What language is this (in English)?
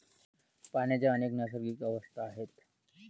Marathi